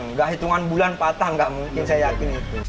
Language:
Indonesian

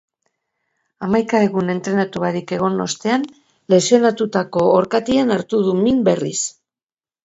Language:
Basque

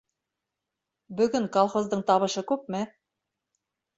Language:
Bashkir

